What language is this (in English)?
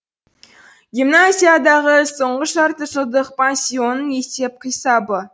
Kazakh